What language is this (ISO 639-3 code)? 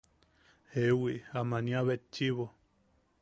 yaq